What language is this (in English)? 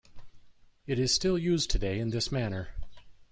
English